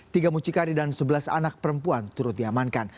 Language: Indonesian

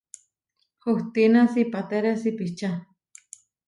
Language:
Huarijio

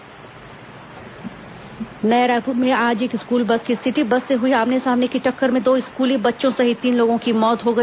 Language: Hindi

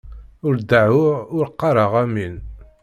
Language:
Kabyle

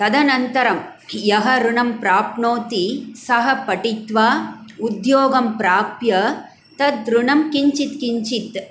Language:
Sanskrit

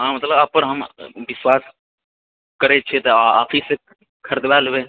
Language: Maithili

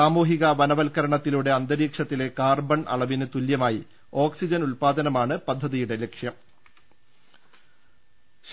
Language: Malayalam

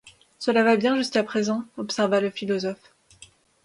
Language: French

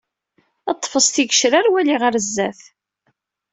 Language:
Kabyle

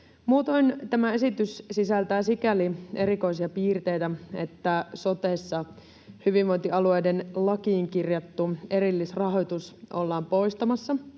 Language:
Finnish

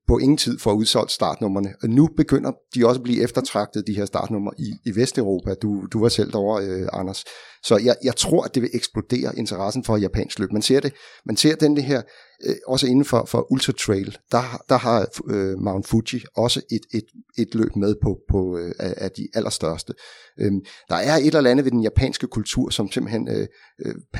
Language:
Danish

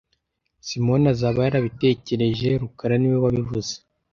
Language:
Kinyarwanda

